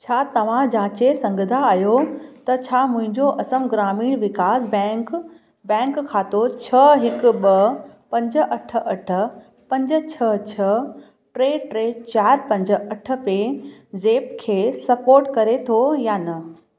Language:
Sindhi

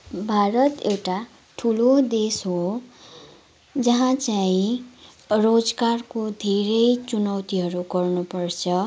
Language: Nepali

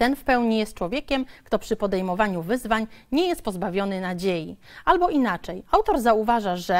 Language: Polish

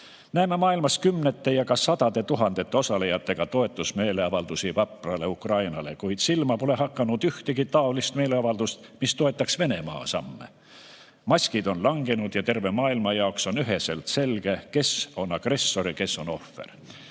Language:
Estonian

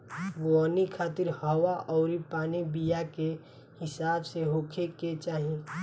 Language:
Bhojpuri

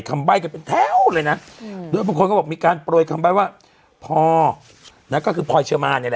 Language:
Thai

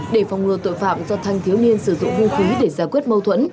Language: Vietnamese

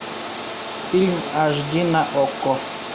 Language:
Russian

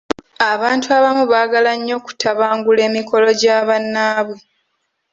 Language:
Ganda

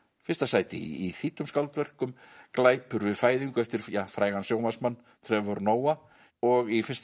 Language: Icelandic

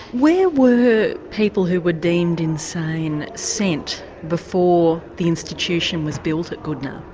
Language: English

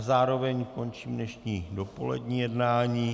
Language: Czech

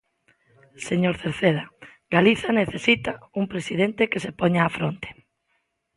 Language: Galician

